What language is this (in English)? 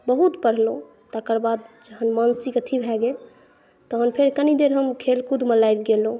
Maithili